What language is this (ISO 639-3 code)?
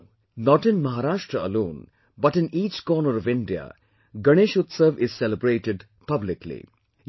eng